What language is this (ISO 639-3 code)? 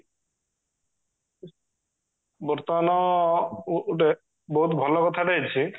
ori